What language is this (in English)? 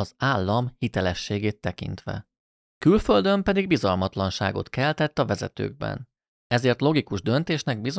Hungarian